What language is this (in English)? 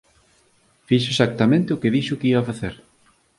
Galician